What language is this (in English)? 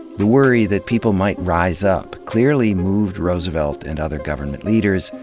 English